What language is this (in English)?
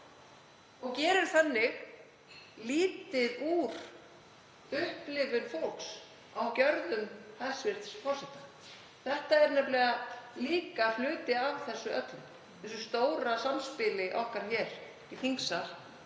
Icelandic